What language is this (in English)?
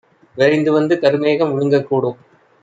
Tamil